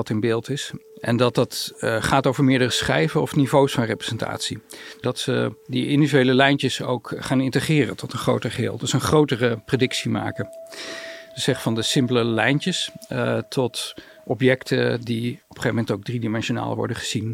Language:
Dutch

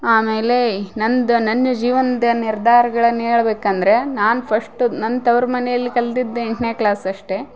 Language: Kannada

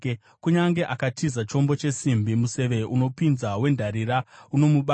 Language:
Shona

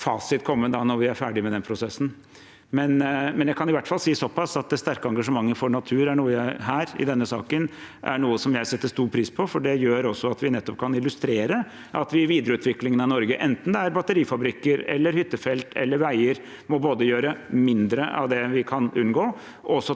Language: Norwegian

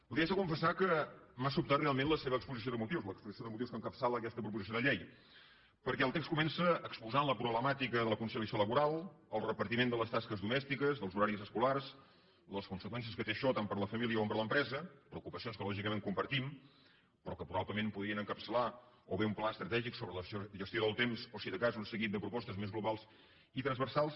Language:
Catalan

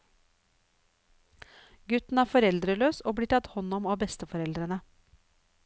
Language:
Norwegian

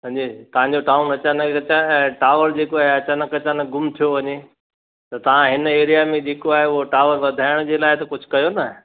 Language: Sindhi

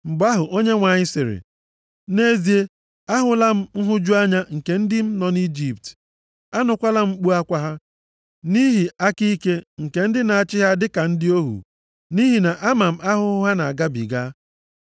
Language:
Igbo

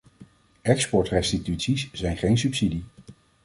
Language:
Dutch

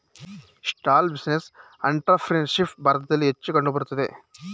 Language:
Kannada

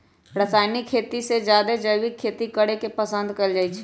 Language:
Magahi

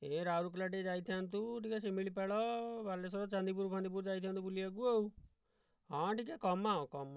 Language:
Odia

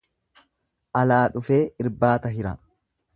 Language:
Oromo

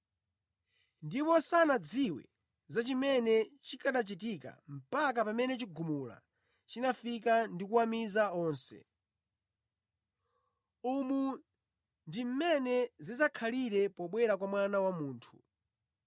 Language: Nyanja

